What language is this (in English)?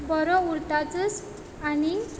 Konkani